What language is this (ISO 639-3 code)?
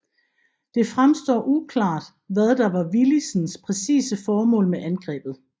dan